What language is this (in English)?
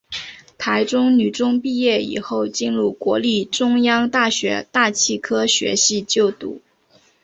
Chinese